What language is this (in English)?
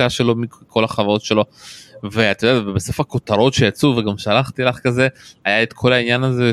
Hebrew